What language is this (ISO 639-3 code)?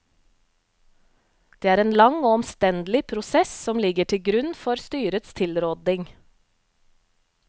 nor